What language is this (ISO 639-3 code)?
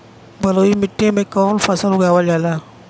bho